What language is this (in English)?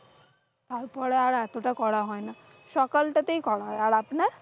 Bangla